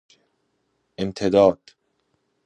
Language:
Persian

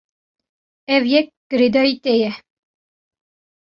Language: Kurdish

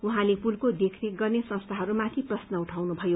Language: Nepali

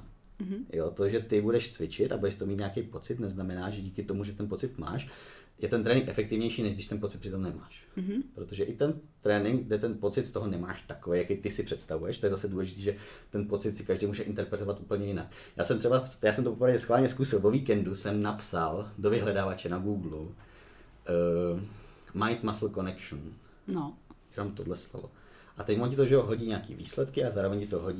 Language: Czech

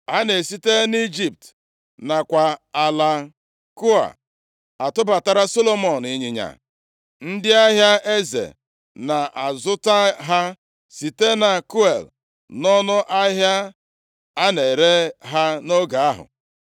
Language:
Igbo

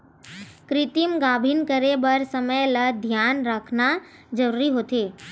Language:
Chhattisgarhi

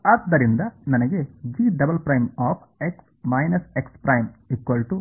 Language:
Kannada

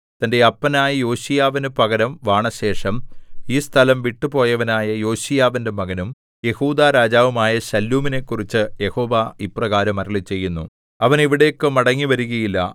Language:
Malayalam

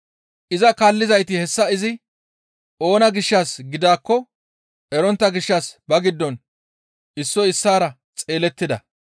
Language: Gamo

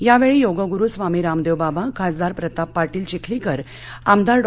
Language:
Marathi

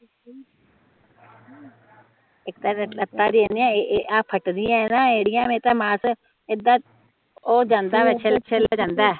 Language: Punjabi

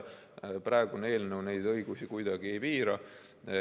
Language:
Estonian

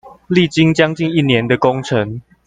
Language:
Chinese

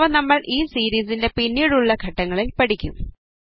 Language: Malayalam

